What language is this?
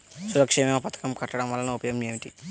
Telugu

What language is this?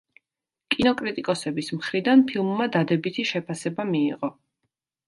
Georgian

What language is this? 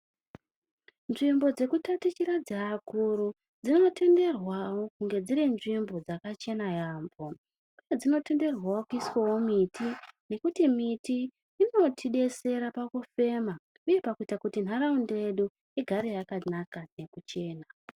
Ndau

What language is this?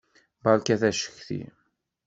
Kabyle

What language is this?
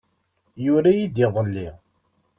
Kabyle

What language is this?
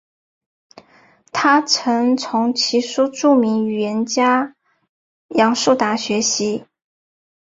Chinese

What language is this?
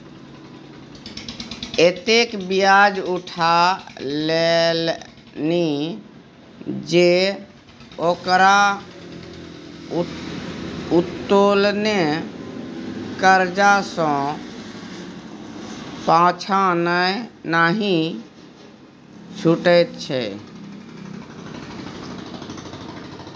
Maithili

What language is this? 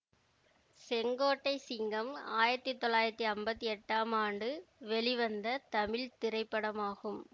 Tamil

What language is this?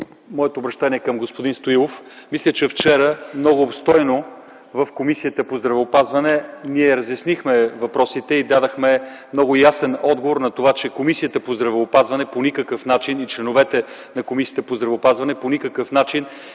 Bulgarian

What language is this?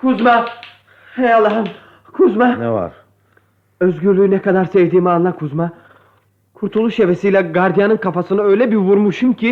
Turkish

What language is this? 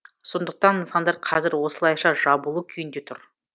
Kazakh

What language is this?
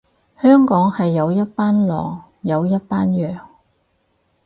Cantonese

